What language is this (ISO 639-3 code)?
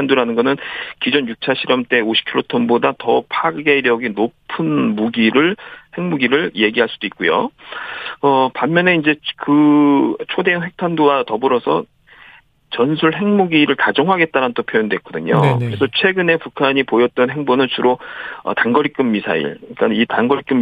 kor